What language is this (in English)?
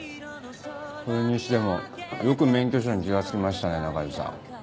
Japanese